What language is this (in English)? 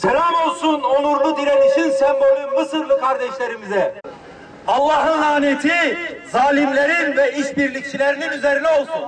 Turkish